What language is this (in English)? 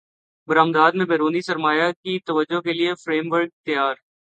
Urdu